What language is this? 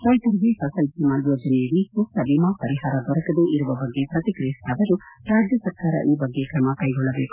Kannada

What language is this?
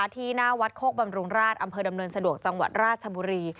Thai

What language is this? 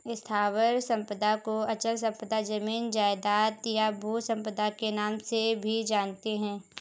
Hindi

